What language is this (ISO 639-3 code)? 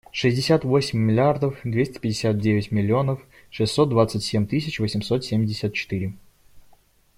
rus